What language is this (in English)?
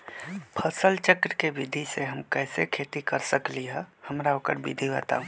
Magahi